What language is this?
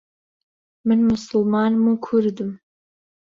Central Kurdish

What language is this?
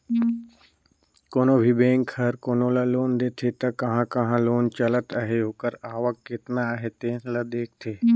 Chhattisgarhi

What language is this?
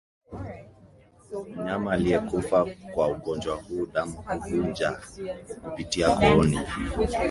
Swahili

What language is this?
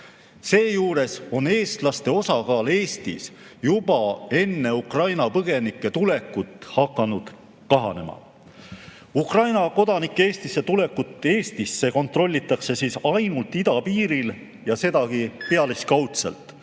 Estonian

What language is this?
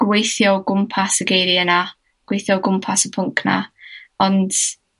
Welsh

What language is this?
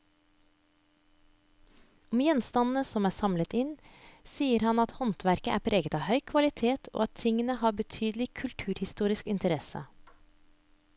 Norwegian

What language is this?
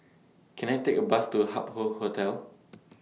English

